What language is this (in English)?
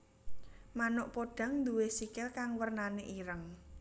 Javanese